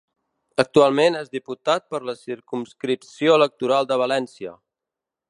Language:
Catalan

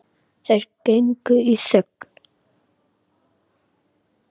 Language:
Icelandic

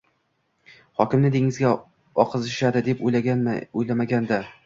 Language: Uzbek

